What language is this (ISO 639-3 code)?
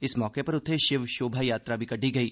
doi